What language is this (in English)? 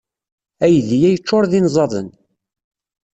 Kabyle